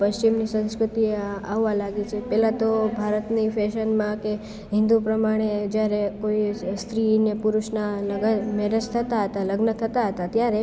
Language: Gujarati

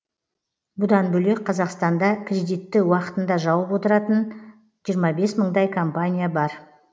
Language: Kazakh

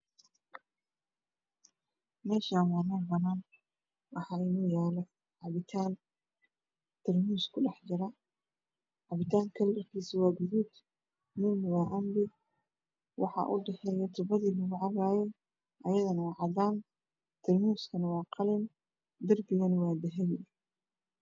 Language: Somali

